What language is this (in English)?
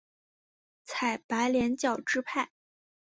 Chinese